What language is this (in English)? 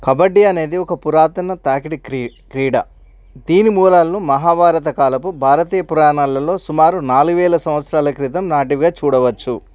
Telugu